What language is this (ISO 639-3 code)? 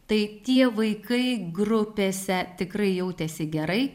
lit